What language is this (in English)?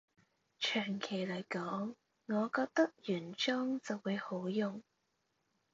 Cantonese